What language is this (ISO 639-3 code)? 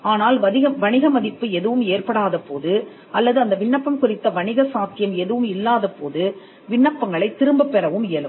tam